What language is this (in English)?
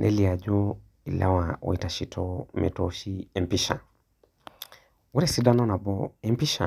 Masai